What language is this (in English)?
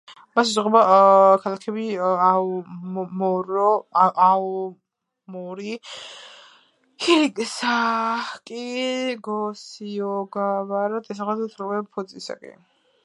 Georgian